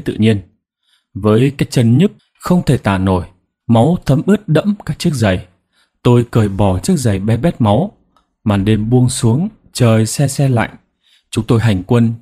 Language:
Vietnamese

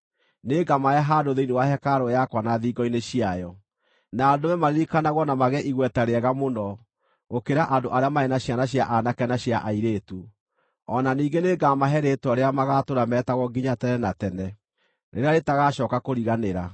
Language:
Kikuyu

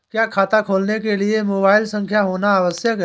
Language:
Hindi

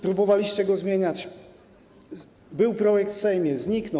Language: Polish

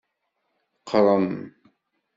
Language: Kabyle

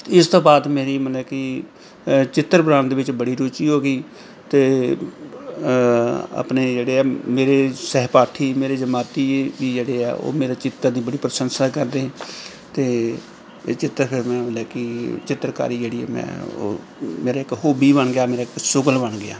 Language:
Punjabi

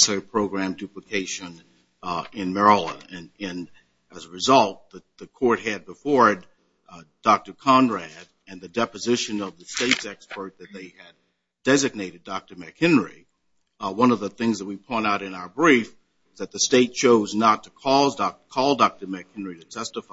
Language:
English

